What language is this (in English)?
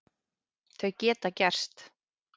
Icelandic